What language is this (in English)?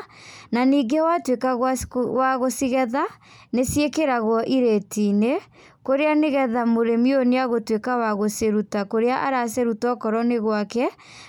Kikuyu